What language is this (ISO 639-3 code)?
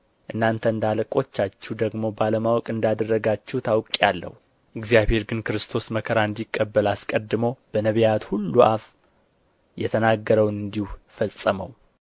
amh